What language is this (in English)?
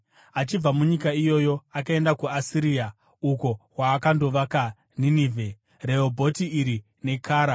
Shona